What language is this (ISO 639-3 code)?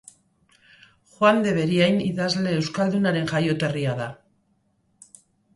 eus